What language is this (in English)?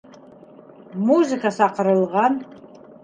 Bashkir